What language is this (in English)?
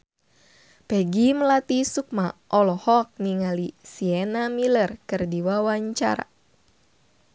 Sundanese